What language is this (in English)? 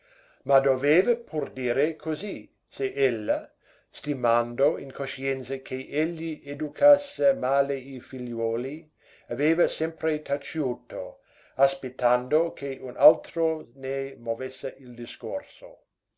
Italian